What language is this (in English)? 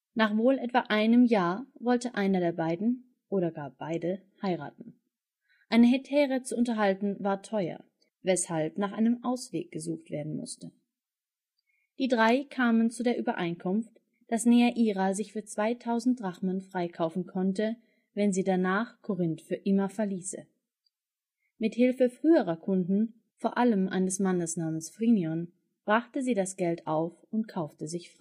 German